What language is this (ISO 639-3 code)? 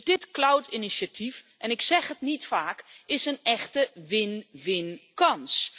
nld